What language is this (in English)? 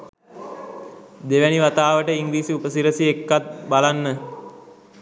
Sinhala